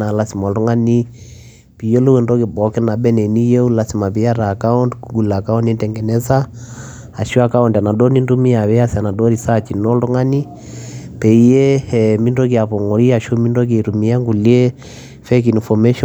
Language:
Masai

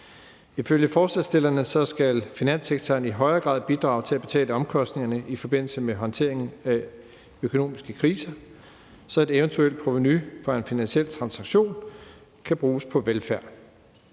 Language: Danish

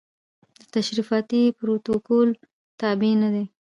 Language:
Pashto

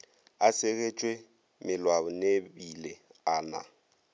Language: Northern Sotho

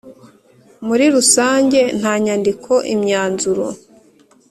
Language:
Kinyarwanda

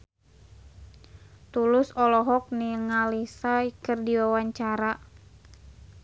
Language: Sundanese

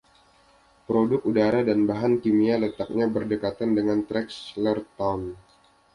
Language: Indonesian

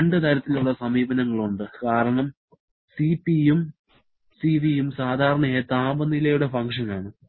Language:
Malayalam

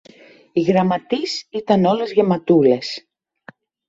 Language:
Greek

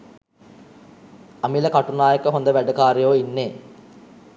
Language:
Sinhala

